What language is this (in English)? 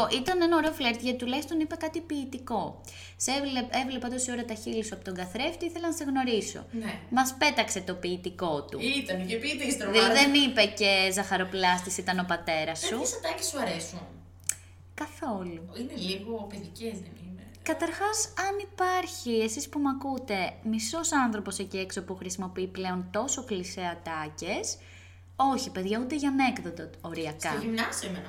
Greek